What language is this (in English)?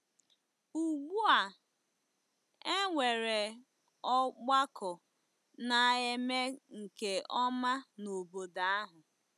Igbo